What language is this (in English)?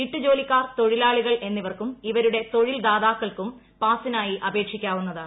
Malayalam